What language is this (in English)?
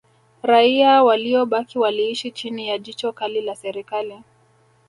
Swahili